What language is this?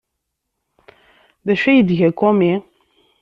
Kabyle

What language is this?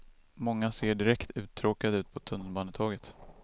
Swedish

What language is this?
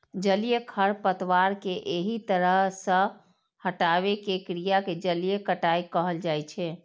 Maithili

